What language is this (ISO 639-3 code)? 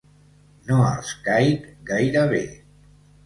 cat